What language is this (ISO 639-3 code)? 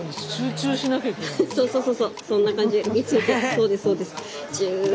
jpn